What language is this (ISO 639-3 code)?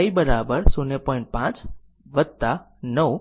guj